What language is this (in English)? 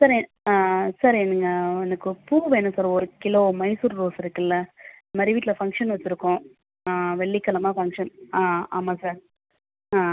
Tamil